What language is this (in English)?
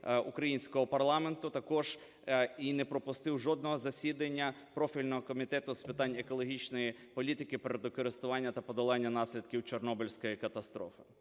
Ukrainian